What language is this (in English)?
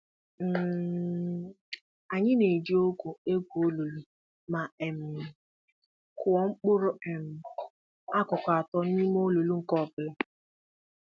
Igbo